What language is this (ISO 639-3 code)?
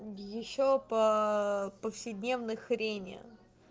rus